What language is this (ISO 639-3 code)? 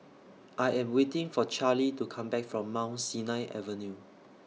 eng